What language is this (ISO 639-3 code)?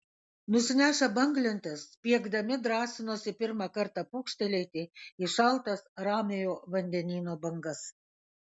lit